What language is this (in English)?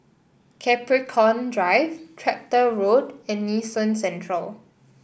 English